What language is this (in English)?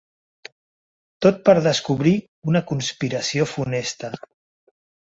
Catalan